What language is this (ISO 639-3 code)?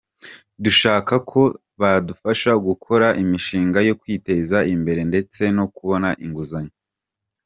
kin